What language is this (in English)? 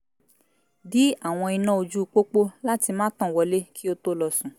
Yoruba